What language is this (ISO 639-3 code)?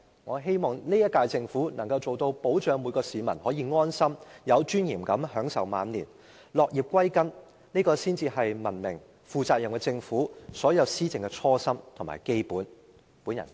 yue